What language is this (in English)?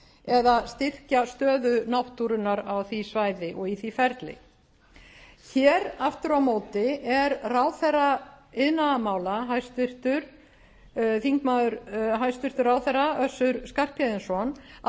Icelandic